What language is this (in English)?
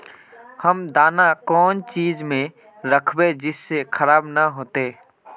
Magahi